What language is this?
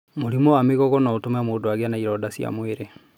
Kikuyu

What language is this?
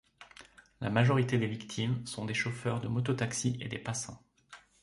French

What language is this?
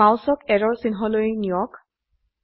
Assamese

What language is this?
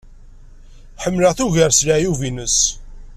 Kabyle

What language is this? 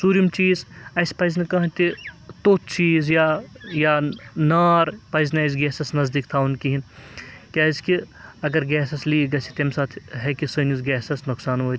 Kashmiri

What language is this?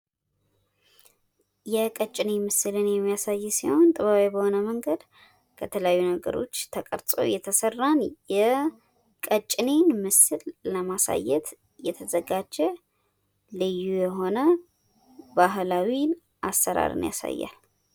Amharic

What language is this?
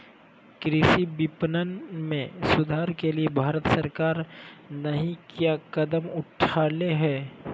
Magahi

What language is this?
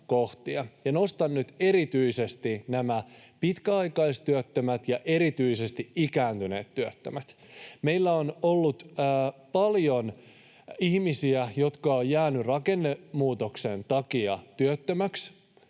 Finnish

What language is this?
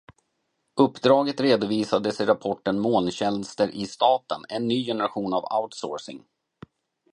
Swedish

